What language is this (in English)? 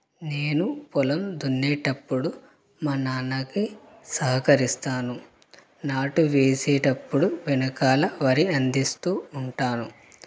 Telugu